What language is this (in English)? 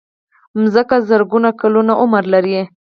Pashto